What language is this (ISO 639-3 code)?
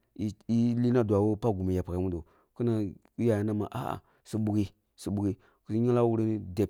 bbu